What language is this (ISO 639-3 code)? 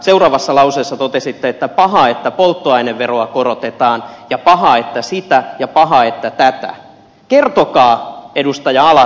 fin